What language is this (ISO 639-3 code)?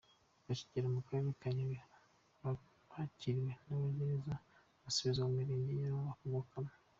kin